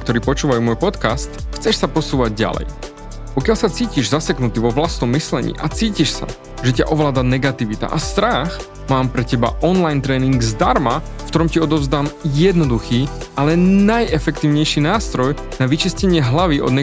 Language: Slovak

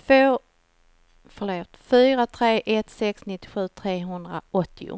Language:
Swedish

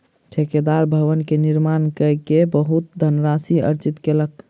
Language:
Maithili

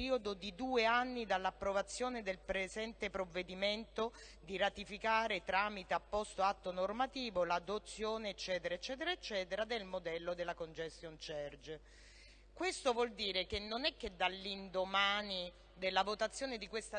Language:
Italian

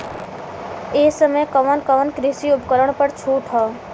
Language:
Bhojpuri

